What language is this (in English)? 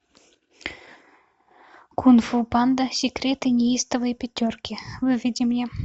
Russian